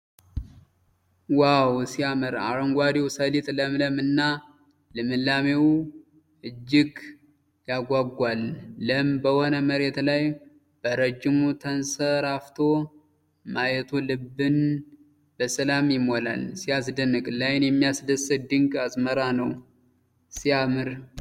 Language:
Amharic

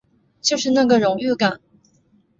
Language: Chinese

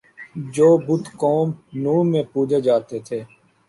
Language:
Urdu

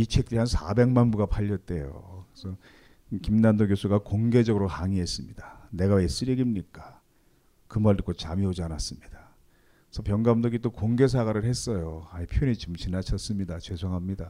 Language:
Korean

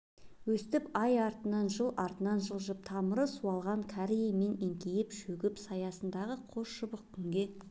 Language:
Kazakh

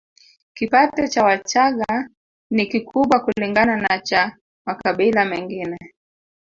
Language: Swahili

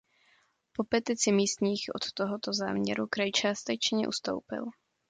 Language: Czech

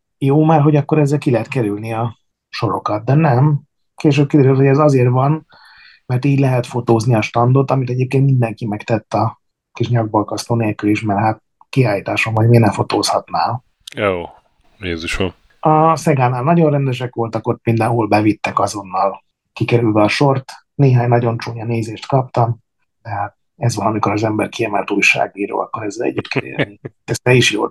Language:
Hungarian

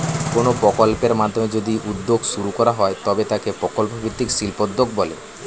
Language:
Bangla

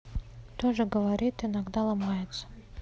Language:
Russian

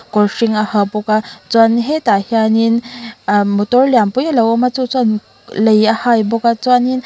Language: Mizo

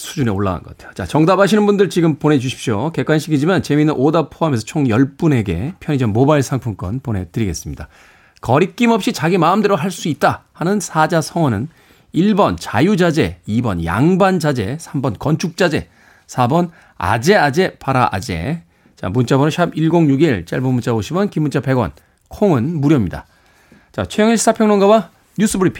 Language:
Korean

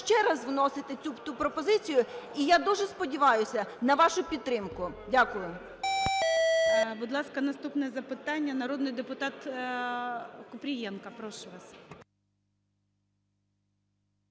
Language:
Ukrainian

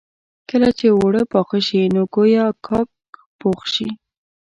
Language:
Pashto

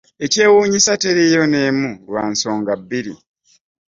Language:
Ganda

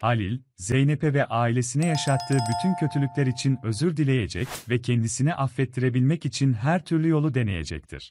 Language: Turkish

